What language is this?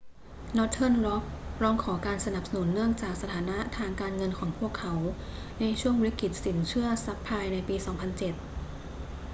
Thai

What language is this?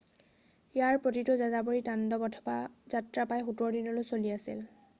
Assamese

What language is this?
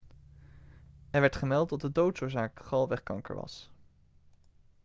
Dutch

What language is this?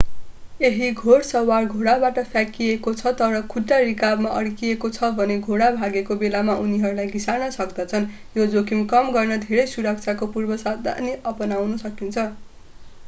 Nepali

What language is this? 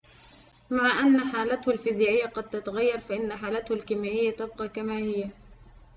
Arabic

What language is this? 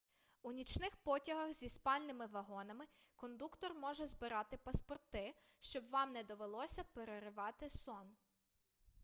Ukrainian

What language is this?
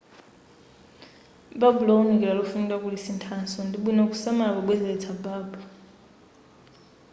Nyanja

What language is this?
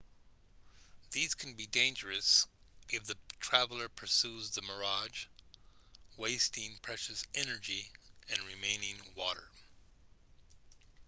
English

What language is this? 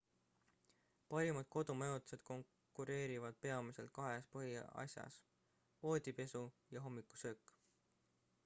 Estonian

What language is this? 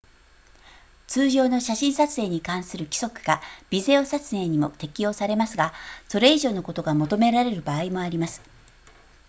Japanese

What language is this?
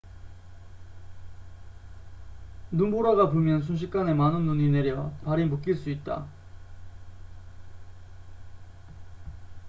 Korean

